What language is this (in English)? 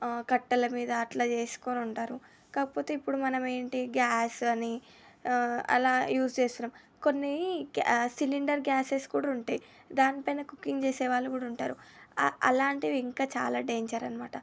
Telugu